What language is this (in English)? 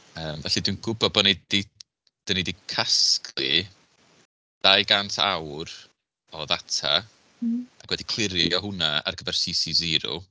Welsh